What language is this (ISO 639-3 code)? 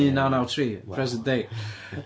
cym